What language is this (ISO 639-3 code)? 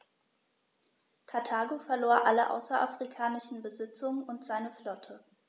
deu